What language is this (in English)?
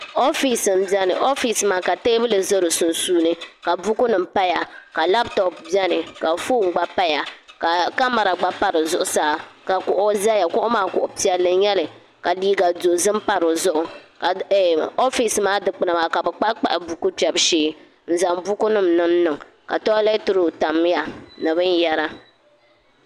Dagbani